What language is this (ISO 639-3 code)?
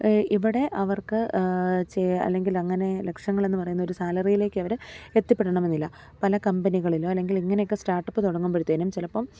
mal